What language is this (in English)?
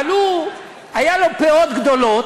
Hebrew